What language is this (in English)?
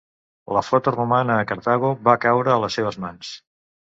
Catalan